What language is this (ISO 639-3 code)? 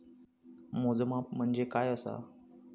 mar